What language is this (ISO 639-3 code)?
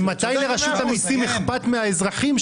heb